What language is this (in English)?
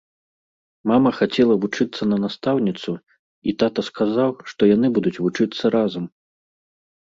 Belarusian